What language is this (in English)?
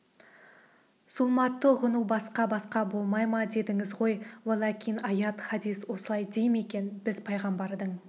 Kazakh